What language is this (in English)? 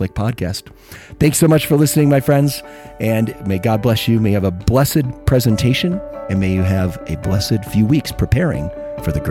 English